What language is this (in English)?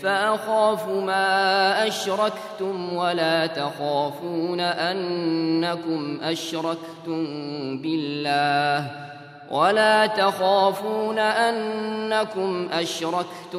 Arabic